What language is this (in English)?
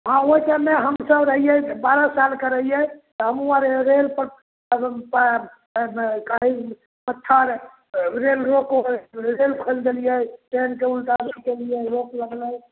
Maithili